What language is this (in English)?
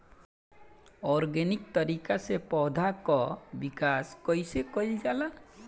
Bhojpuri